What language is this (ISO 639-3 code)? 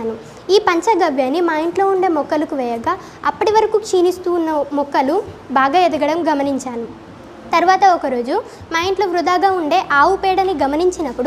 tel